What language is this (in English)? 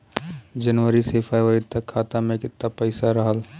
Bhojpuri